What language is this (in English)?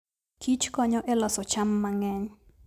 Luo (Kenya and Tanzania)